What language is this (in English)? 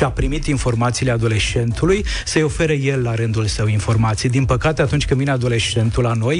Romanian